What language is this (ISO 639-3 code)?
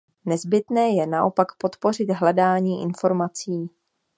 ces